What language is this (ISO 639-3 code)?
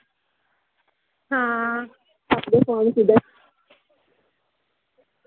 doi